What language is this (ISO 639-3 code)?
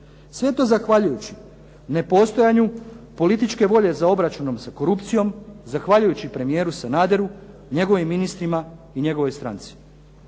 hrv